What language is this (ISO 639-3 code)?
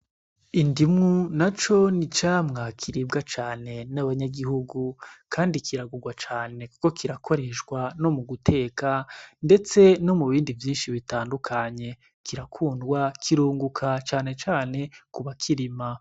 run